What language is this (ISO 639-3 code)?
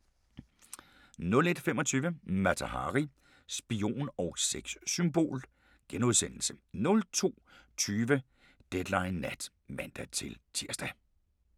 dan